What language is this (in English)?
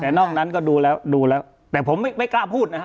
Thai